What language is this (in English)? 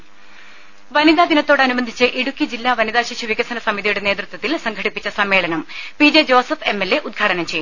Malayalam